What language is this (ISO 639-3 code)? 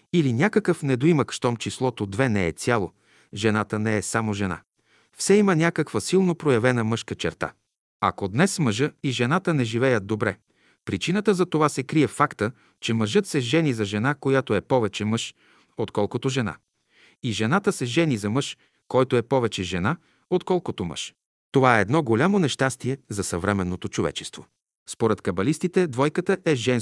bul